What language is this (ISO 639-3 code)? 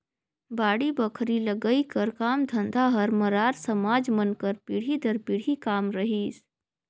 hne